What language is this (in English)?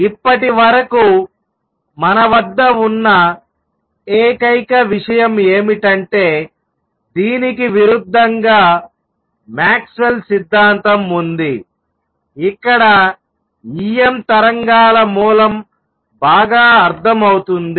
Telugu